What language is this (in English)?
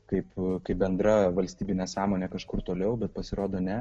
Lithuanian